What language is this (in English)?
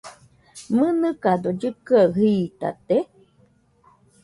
Nüpode Huitoto